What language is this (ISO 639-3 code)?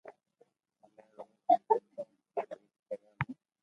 lrk